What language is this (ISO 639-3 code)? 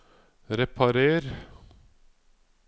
nor